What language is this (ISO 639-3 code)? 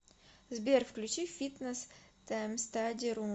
rus